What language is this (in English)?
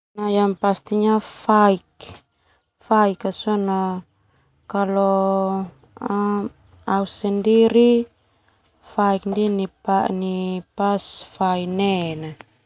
Termanu